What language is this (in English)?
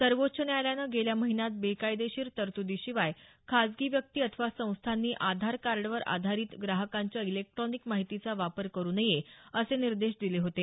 Marathi